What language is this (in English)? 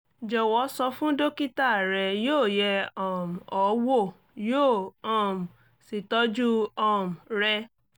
Yoruba